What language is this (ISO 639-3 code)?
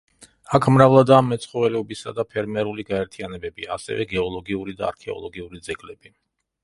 kat